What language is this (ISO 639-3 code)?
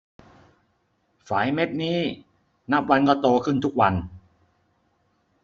tha